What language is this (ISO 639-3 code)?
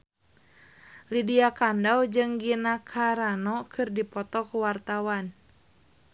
sun